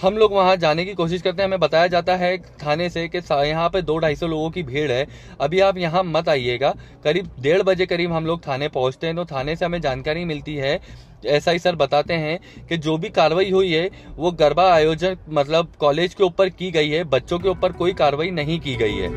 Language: Hindi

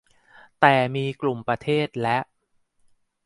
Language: Thai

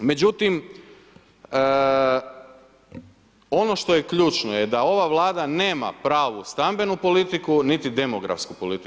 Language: Croatian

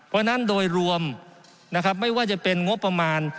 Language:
Thai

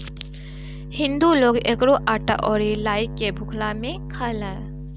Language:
Bhojpuri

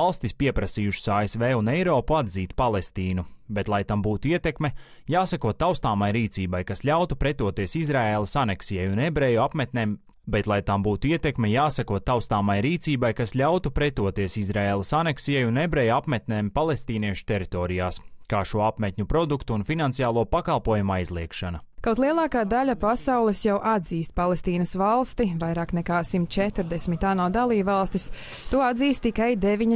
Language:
Latvian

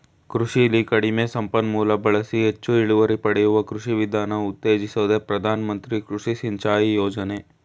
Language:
Kannada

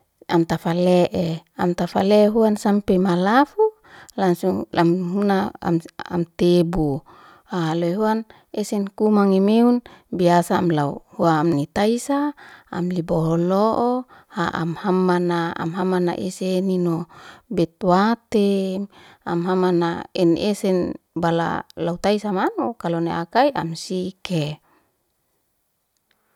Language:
Liana-Seti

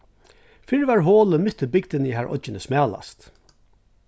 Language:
Faroese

